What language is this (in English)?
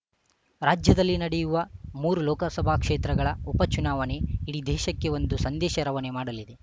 Kannada